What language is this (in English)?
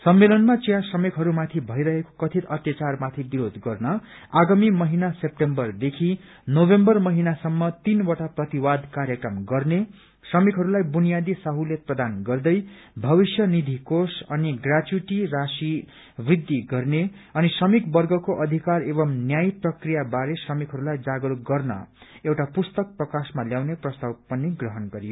Nepali